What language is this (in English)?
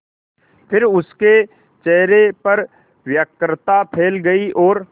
Hindi